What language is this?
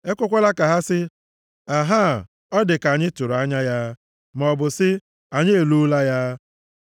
Igbo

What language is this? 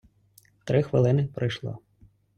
Ukrainian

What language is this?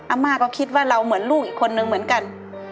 Thai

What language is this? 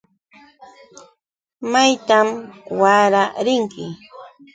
Yauyos Quechua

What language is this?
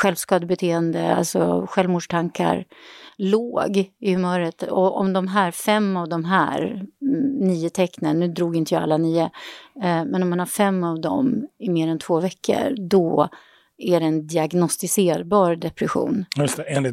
Swedish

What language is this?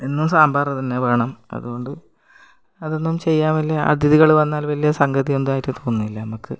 Malayalam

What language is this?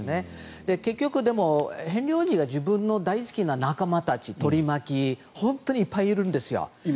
Japanese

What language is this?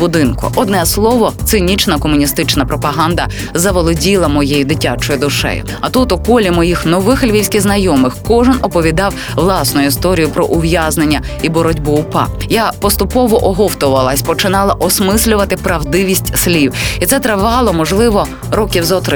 Ukrainian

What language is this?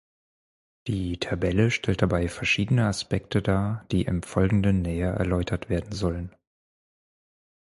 German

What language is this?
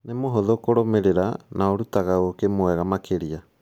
Kikuyu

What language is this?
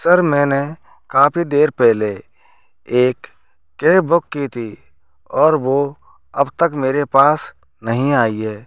Hindi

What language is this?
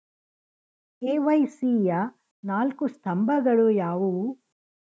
Kannada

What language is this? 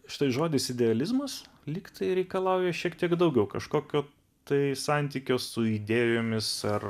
Lithuanian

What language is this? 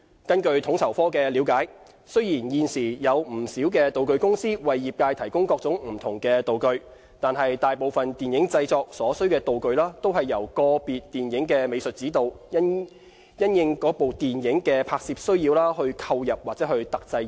Cantonese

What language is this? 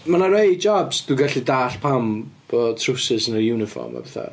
Welsh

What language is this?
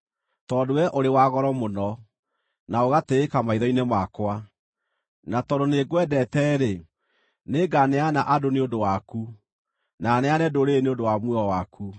Kikuyu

